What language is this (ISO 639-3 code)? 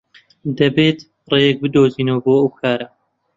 ckb